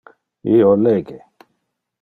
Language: Interlingua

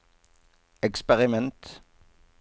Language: Norwegian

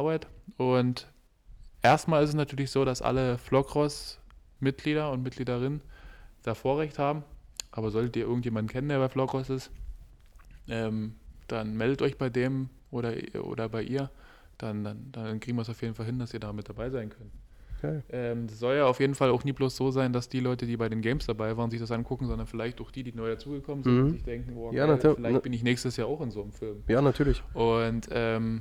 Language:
German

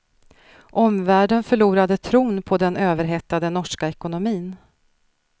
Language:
Swedish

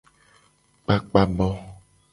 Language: Gen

